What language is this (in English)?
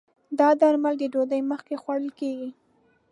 Pashto